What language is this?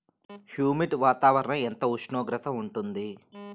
Telugu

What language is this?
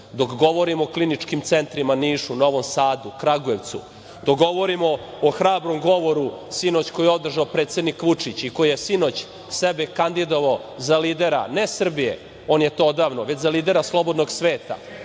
Serbian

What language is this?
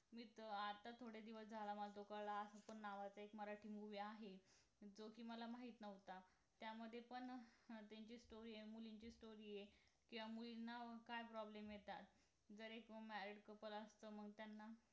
Marathi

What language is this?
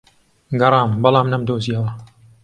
Central Kurdish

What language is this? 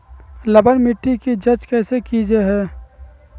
Magahi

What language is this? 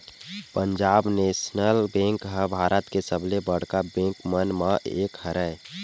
Chhattisgarhi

